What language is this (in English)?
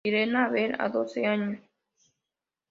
Spanish